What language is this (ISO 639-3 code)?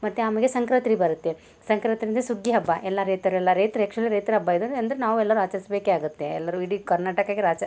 kan